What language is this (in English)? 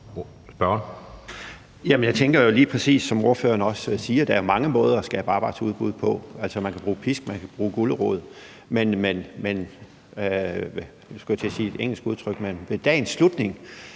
Danish